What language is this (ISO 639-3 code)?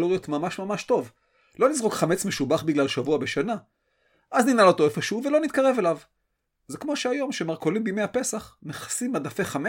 heb